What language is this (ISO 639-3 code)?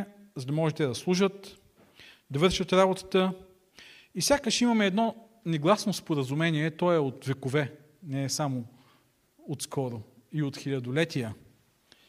bul